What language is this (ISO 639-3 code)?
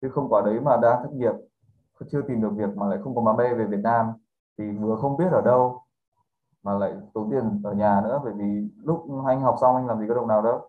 vie